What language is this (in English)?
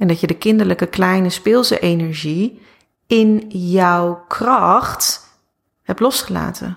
Dutch